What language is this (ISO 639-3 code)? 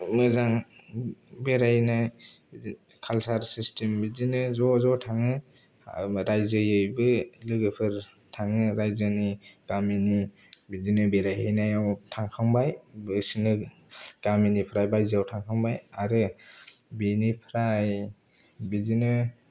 brx